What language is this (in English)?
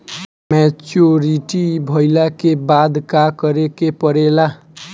Bhojpuri